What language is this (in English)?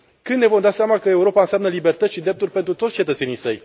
Romanian